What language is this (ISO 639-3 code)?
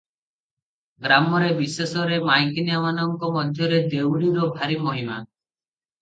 ori